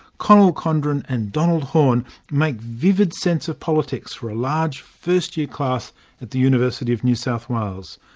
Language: English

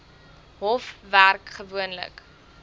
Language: Afrikaans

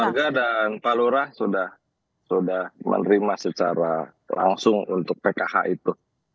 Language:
Indonesian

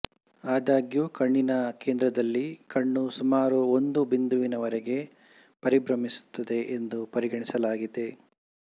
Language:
Kannada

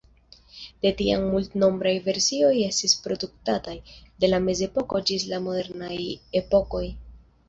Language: Esperanto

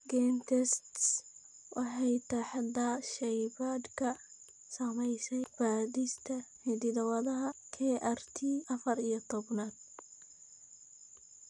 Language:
Somali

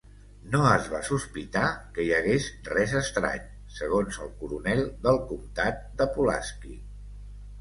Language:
Catalan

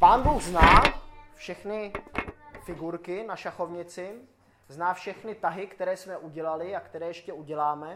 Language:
Czech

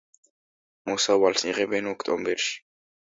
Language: Georgian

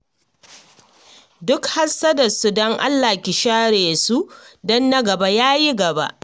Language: Hausa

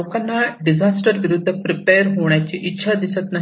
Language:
Marathi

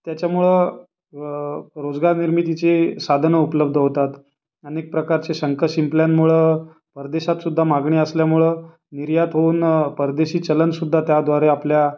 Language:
Marathi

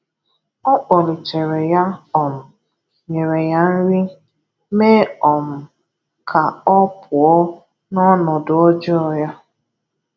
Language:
Igbo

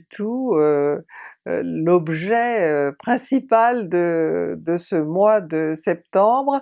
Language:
French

